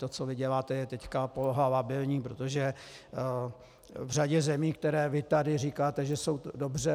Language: Czech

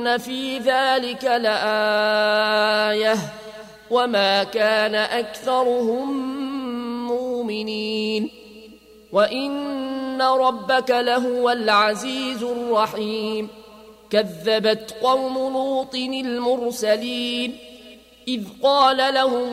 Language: Arabic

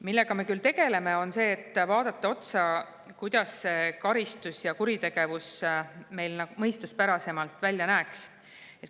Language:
Estonian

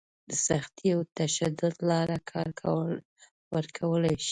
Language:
Pashto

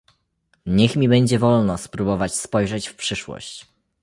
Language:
Polish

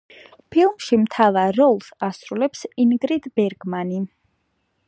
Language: Georgian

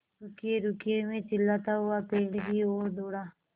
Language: Hindi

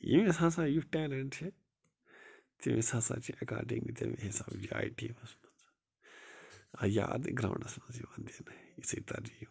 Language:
Kashmiri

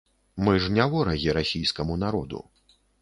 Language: Belarusian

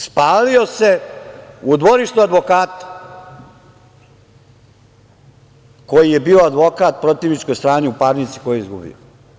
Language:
Serbian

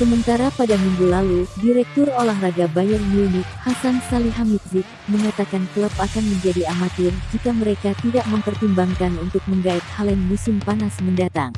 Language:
Indonesian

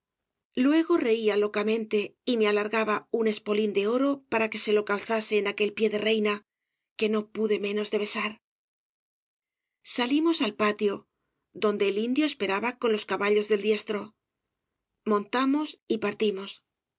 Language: Spanish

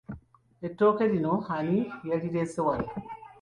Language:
Ganda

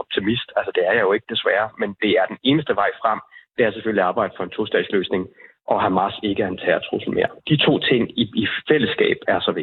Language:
Danish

